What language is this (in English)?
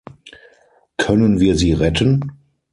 German